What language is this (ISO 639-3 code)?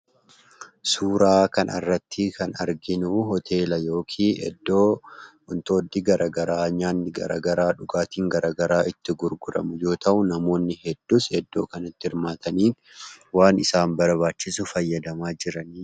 orm